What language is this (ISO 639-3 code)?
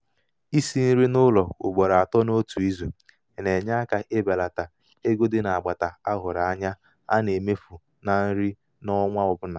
ibo